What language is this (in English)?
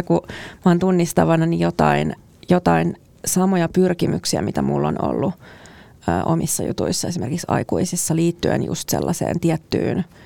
Finnish